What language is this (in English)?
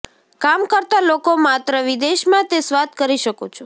Gujarati